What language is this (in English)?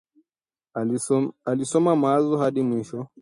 Swahili